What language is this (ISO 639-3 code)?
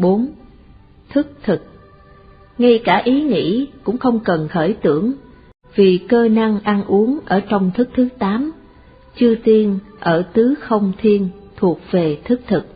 vie